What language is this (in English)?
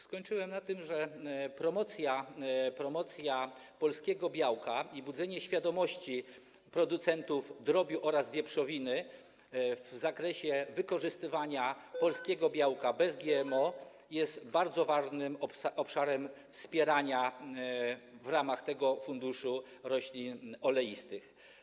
Polish